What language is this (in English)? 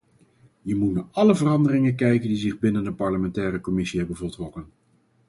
Dutch